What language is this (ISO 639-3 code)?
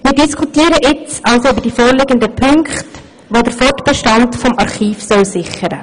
gsw